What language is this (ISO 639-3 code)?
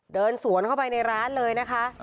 tha